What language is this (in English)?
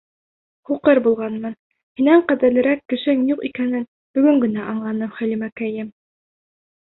Bashkir